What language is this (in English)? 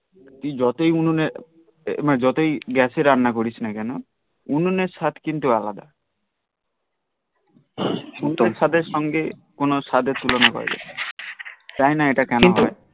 Bangla